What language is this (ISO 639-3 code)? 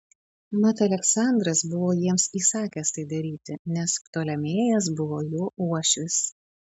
lit